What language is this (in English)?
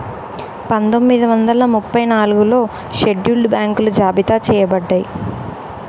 Telugu